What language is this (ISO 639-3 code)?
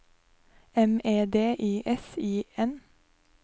nor